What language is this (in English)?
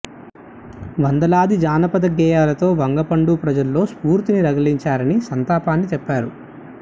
Telugu